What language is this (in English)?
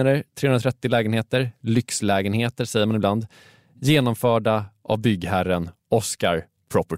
Swedish